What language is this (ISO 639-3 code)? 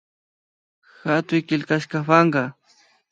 qvi